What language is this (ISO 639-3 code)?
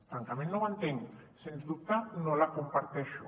cat